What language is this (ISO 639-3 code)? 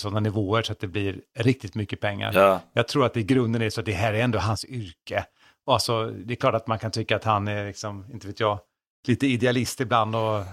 swe